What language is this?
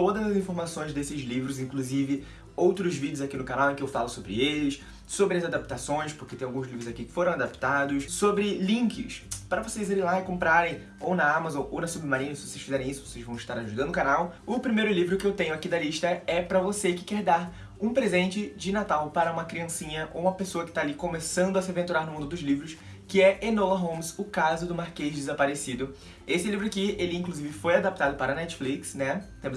Portuguese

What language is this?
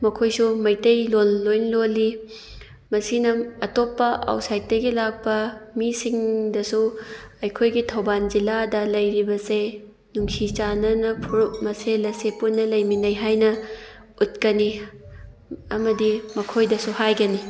Manipuri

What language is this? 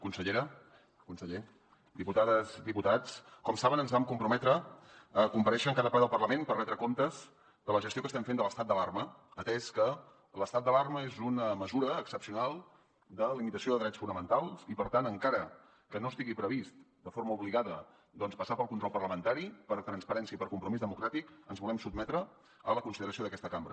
Catalan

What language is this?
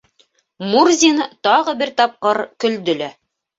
Bashkir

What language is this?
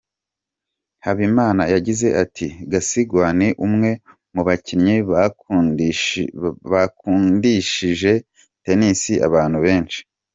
Kinyarwanda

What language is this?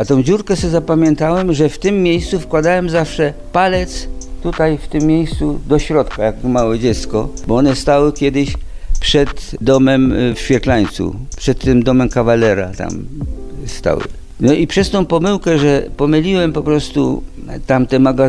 Polish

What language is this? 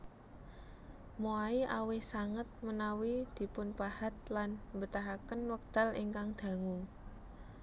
Javanese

